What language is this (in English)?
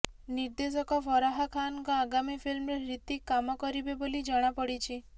Odia